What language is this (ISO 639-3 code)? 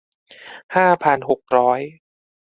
tha